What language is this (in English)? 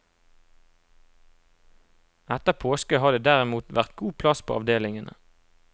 Norwegian